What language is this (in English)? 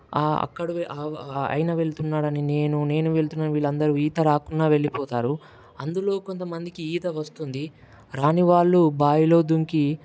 Telugu